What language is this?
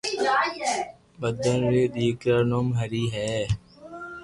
Loarki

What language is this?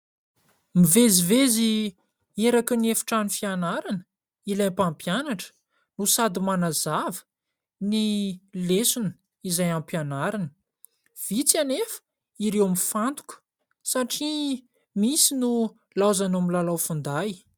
Malagasy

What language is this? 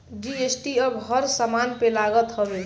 Bhojpuri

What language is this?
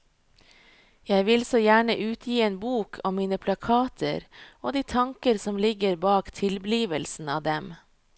Norwegian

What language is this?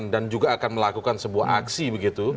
Indonesian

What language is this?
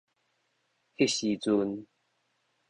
Min Nan Chinese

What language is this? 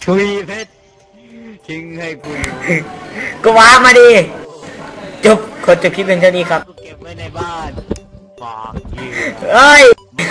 Thai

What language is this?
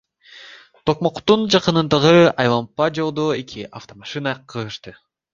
Kyrgyz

